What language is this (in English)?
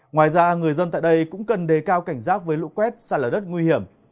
Vietnamese